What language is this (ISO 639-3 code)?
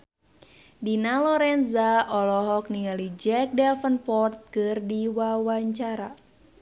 sun